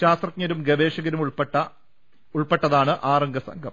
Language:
Malayalam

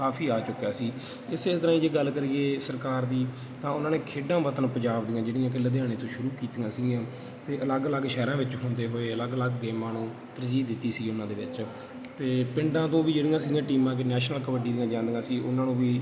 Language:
Punjabi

